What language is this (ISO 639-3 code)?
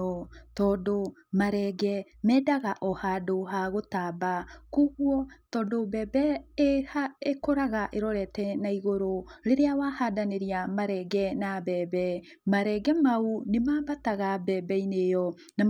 kik